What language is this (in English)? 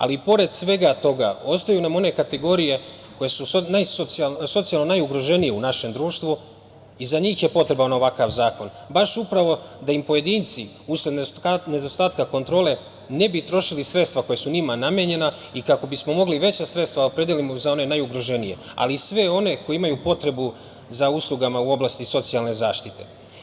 Serbian